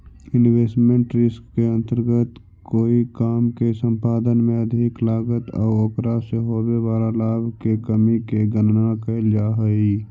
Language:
Magahi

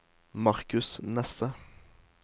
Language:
Norwegian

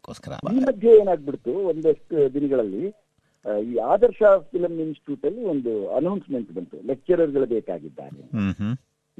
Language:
Kannada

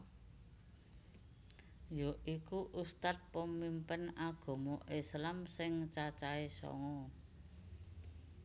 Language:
Javanese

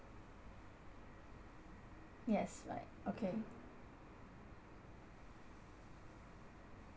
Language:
English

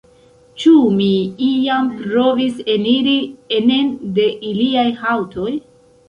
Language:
Esperanto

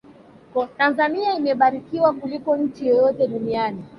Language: Swahili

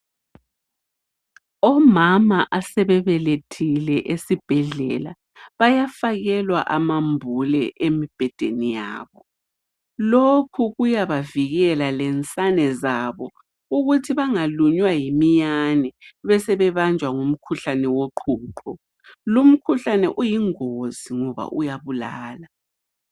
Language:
North Ndebele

